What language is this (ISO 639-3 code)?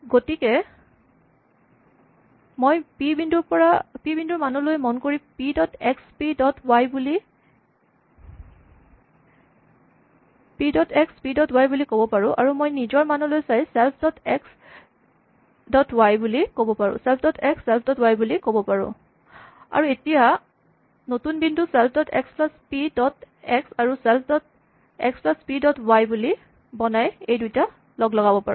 asm